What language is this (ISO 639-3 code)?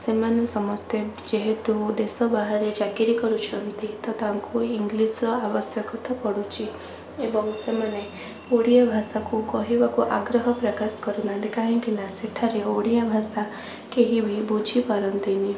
ori